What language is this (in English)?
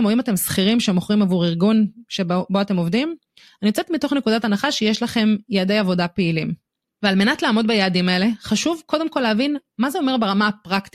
Hebrew